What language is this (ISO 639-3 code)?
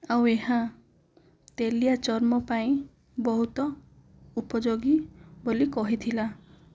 ori